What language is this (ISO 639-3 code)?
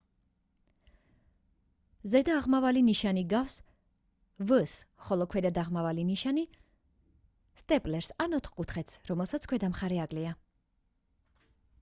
kat